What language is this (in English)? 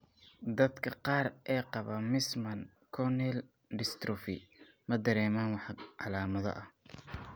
Somali